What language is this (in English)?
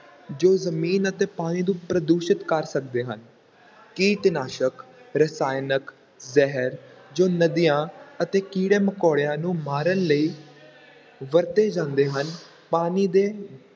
Punjabi